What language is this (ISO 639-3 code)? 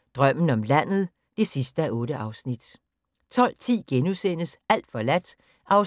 dan